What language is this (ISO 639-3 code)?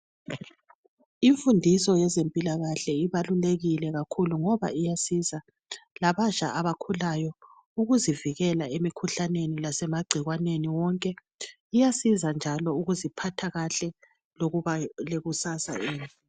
nde